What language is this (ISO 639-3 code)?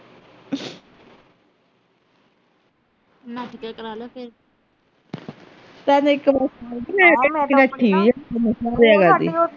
pan